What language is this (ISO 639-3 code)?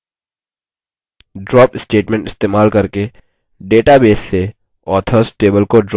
hin